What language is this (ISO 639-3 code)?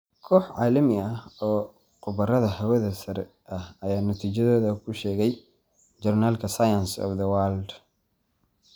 som